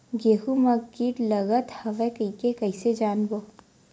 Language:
Chhattisgarhi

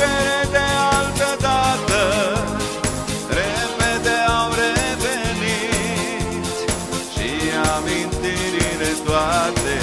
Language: Romanian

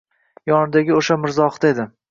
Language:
Uzbek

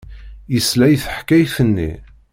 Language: Kabyle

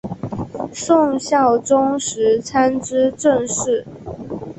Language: Chinese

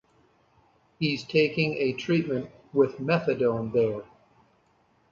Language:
English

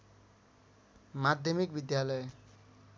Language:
Nepali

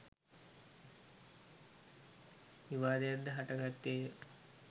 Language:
Sinhala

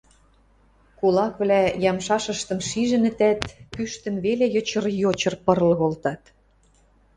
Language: Western Mari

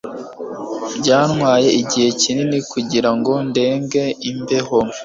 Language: Kinyarwanda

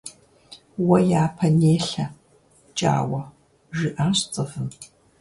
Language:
Kabardian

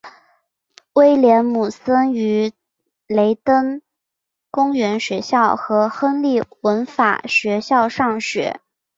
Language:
Chinese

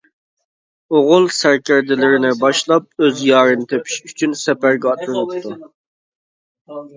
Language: Uyghur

